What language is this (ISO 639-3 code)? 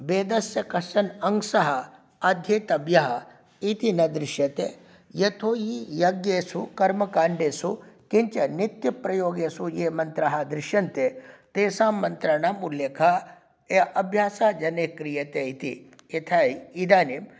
san